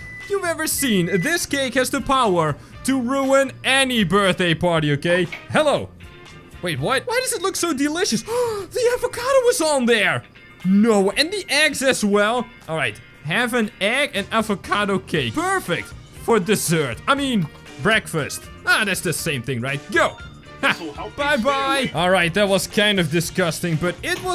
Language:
English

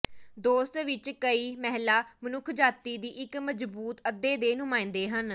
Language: Punjabi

